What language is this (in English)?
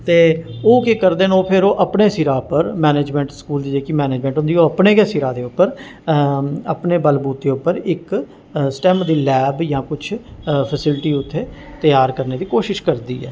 Dogri